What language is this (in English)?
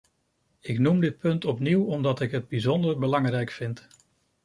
Dutch